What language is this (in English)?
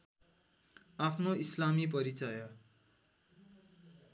Nepali